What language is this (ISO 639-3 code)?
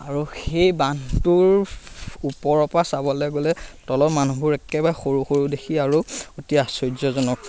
asm